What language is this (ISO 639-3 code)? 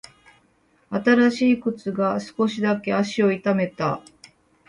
jpn